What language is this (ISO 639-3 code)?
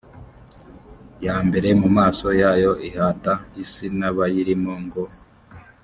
kin